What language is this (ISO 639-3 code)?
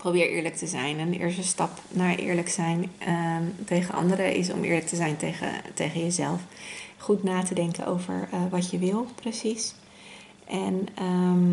nld